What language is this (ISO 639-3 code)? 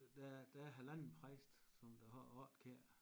dan